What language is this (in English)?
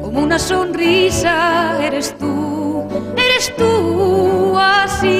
Spanish